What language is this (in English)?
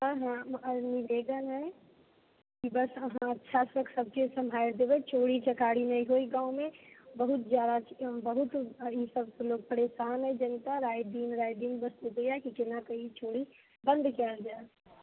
Maithili